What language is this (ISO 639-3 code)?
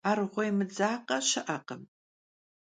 kbd